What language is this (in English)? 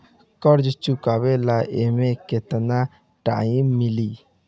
Bhojpuri